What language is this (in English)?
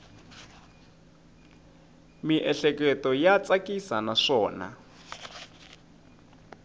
Tsonga